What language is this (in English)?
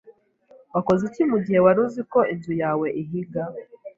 Kinyarwanda